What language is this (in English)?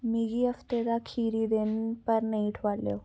Dogri